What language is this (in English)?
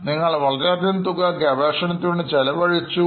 Malayalam